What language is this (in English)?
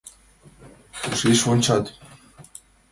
Mari